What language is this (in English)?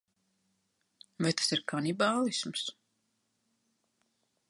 Latvian